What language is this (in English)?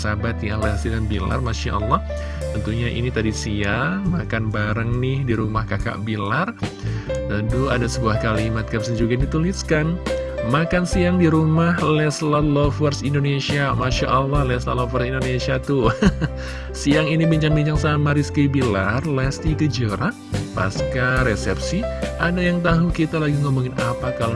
Indonesian